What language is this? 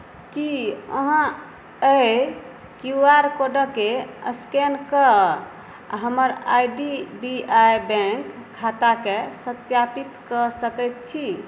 Maithili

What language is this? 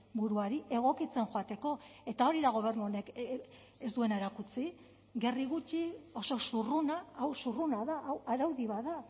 Basque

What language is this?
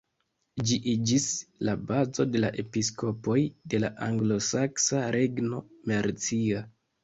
Esperanto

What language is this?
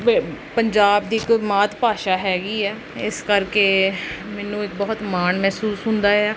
Punjabi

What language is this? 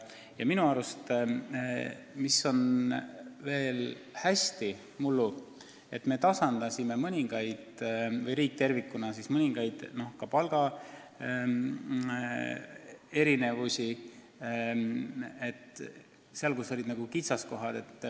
Estonian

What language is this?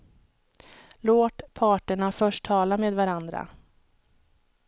Swedish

